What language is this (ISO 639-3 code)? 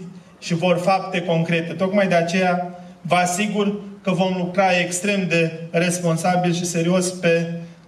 ron